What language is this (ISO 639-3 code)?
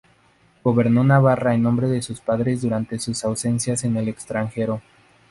spa